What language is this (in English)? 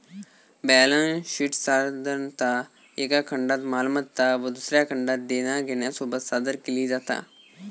Marathi